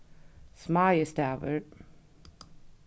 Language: Faroese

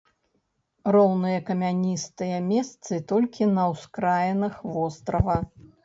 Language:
Belarusian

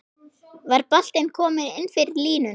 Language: Icelandic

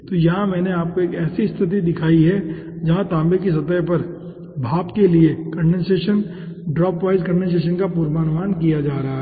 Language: Hindi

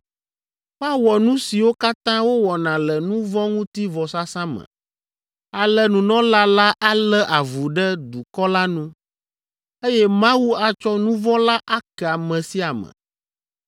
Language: Ewe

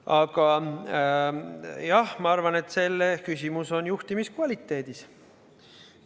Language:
Estonian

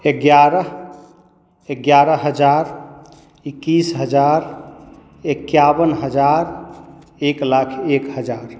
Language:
Maithili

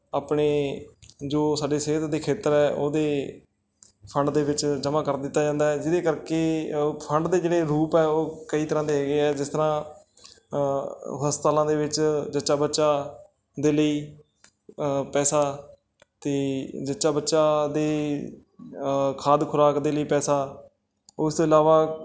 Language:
Punjabi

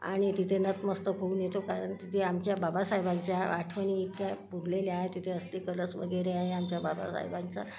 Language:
Marathi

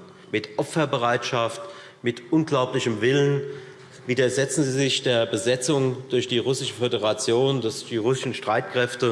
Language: German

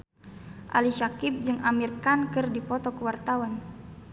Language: Sundanese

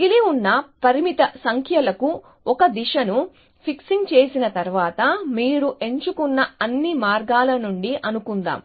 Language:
Telugu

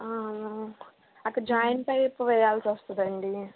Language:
Telugu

